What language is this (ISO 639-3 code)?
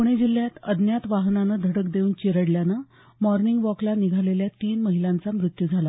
mar